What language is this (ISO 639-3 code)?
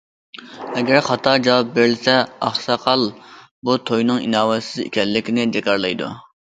uig